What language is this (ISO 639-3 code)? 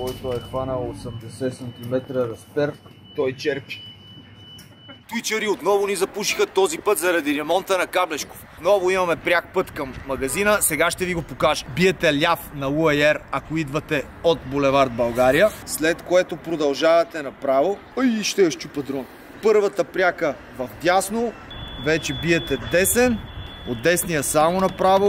bul